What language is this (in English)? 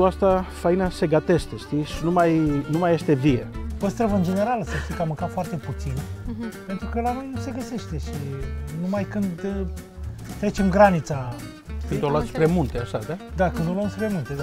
Romanian